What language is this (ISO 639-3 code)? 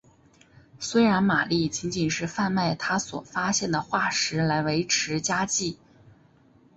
zho